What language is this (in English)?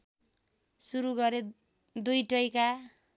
Nepali